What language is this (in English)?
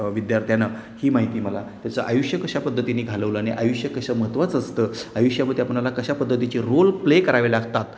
Marathi